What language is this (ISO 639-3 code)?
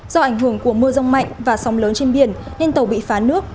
vie